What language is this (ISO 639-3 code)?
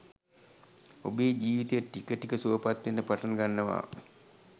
sin